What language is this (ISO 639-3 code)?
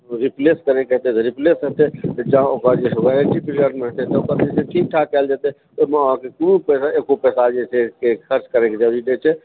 mai